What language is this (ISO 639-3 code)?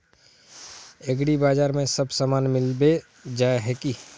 mag